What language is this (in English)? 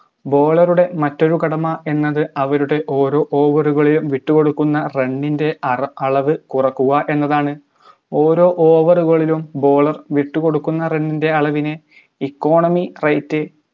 Malayalam